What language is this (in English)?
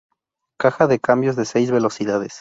Spanish